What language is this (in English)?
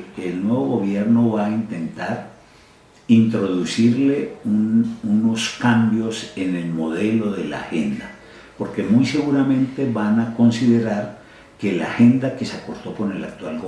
Spanish